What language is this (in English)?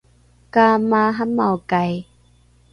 Rukai